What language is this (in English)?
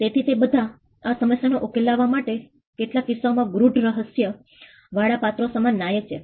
Gujarati